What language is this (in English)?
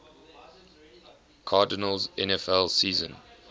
English